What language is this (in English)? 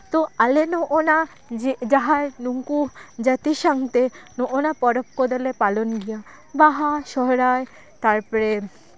Santali